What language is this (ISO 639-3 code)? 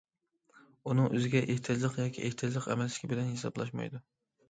uig